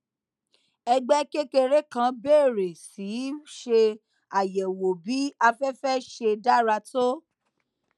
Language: Yoruba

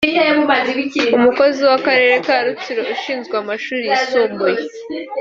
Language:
Kinyarwanda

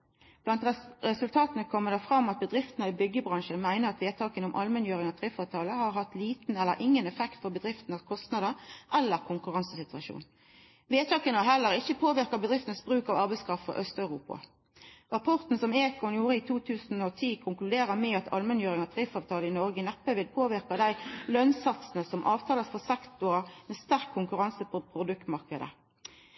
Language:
Norwegian Nynorsk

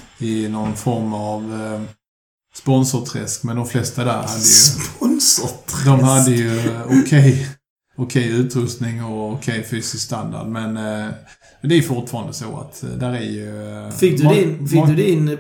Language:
Swedish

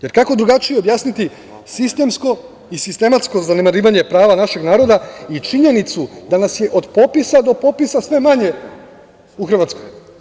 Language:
Serbian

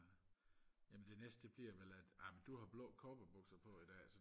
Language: Danish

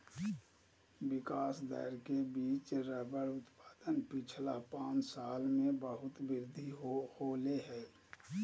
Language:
Magahi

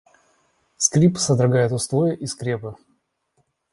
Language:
Russian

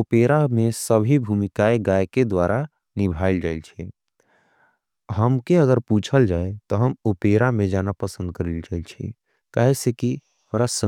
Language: Angika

